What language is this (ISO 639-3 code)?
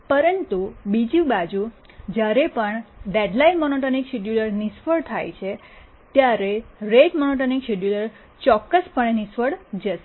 guj